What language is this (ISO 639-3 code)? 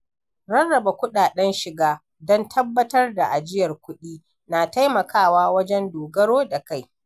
hau